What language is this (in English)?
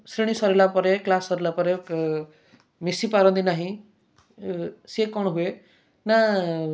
Odia